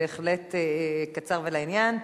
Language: Hebrew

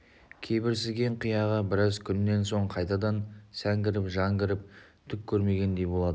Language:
Kazakh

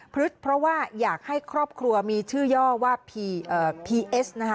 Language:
Thai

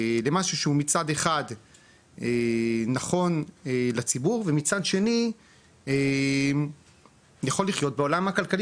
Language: Hebrew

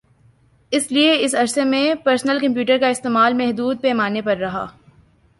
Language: Urdu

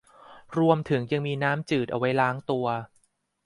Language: Thai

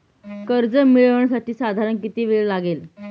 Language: Marathi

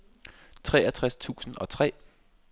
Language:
Danish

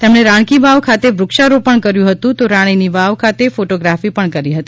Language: Gujarati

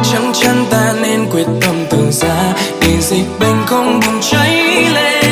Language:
Thai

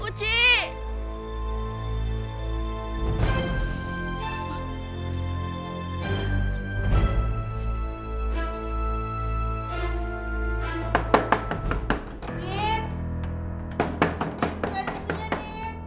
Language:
Indonesian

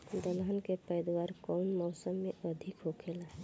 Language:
Bhojpuri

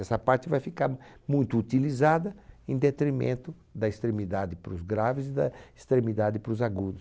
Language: Portuguese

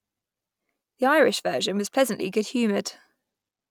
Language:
English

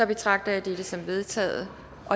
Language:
Danish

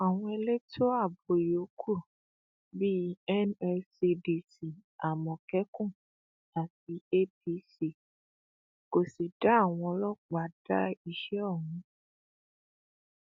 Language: Yoruba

